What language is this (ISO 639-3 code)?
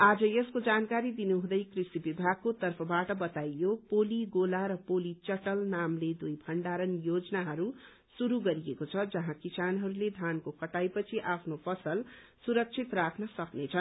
nep